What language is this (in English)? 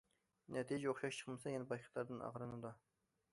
Uyghur